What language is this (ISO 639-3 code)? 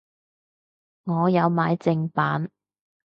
yue